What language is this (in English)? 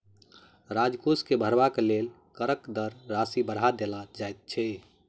Maithili